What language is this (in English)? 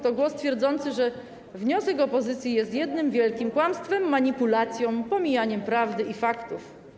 Polish